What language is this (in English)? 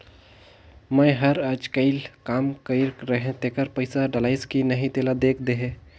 Chhattisgarhi